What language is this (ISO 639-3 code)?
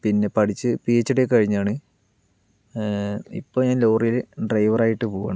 mal